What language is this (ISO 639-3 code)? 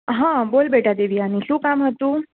guj